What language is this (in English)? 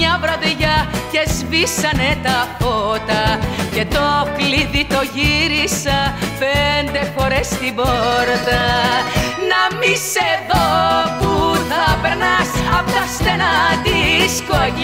Greek